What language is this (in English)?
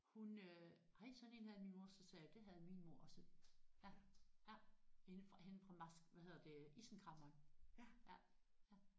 Danish